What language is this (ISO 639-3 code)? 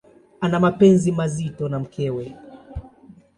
swa